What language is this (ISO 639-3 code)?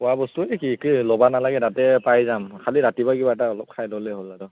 asm